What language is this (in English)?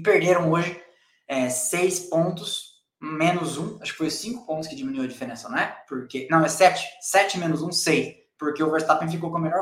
Portuguese